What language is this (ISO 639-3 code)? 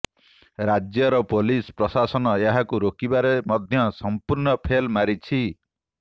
ori